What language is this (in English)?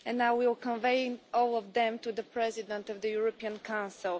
English